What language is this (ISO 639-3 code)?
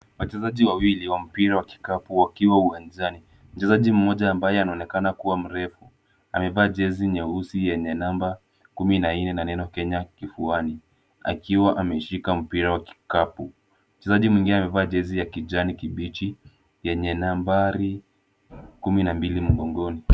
swa